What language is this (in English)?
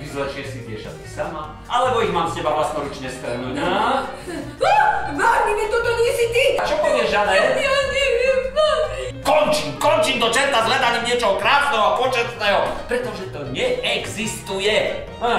Slovak